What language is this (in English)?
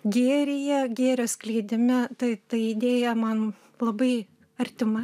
Lithuanian